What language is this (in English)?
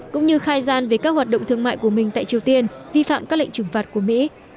Vietnamese